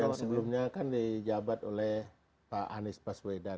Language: Indonesian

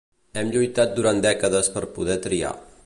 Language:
Catalan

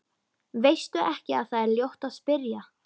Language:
Icelandic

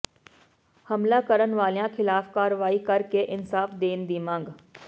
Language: Punjabi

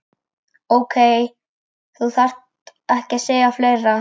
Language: Icelandic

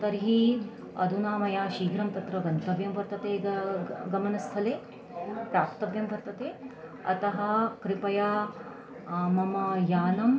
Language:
Sanskrit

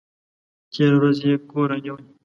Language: Pashto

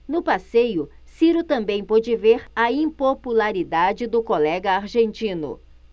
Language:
Portuguese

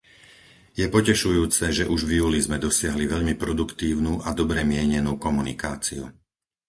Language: Slovak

